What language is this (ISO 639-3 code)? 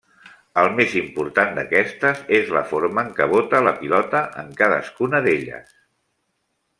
cat